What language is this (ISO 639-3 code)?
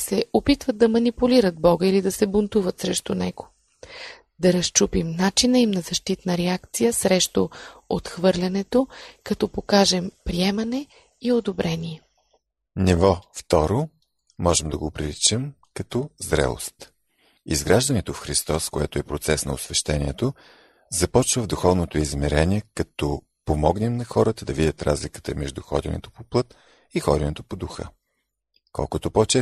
bul